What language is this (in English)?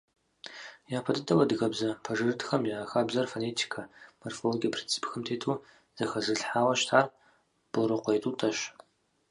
Kabardian